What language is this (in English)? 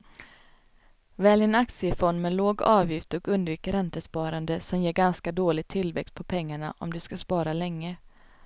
Swedish